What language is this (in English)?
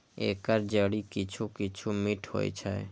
Maithili